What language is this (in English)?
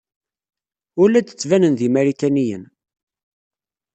Kabyle